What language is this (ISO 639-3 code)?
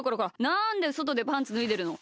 jpn